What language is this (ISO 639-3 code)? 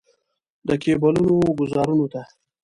pus